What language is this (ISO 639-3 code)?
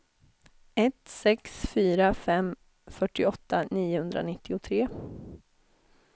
swe